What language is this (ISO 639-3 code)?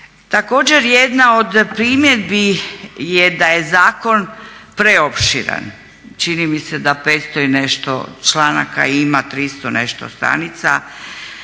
hrv